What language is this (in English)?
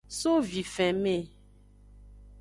Aja (Benin)